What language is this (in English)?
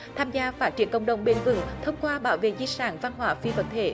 Vietnamese